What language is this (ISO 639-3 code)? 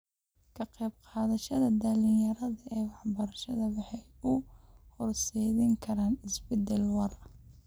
som